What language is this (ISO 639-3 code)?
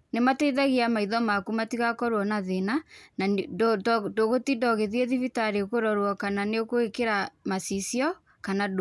kik